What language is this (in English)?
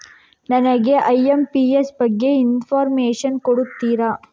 Kannada